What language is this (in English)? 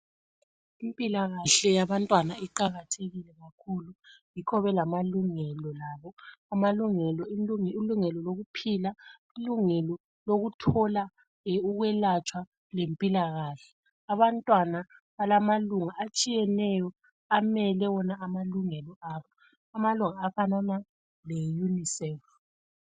North Ndebele